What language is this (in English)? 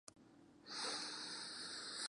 Spanish